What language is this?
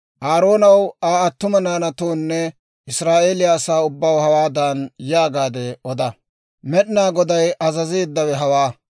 Dawro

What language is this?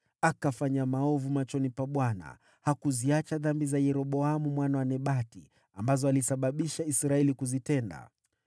Swahili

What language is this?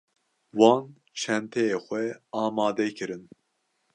Kurdish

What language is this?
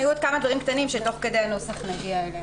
Hebrew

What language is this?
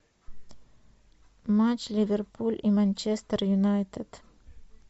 Russian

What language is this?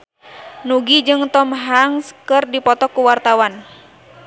Sundanese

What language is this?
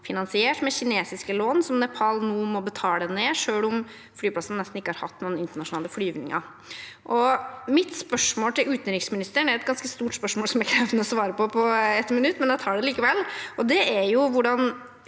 Norwegian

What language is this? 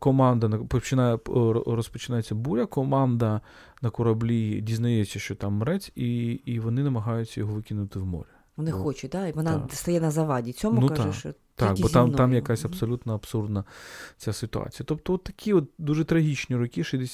Ukrainian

